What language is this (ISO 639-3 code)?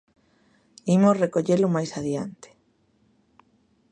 glg